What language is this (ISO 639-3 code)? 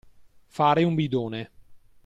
ita